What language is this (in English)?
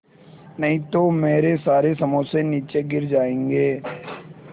Hindi